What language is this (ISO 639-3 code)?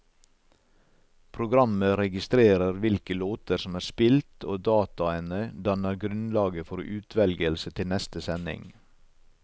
nor